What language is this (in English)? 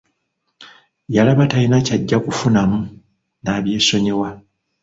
Ganda